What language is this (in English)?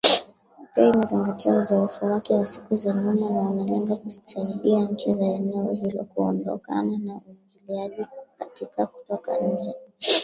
Swahili